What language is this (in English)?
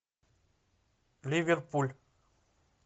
Russian